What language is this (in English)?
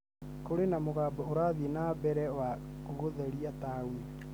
Kikuyu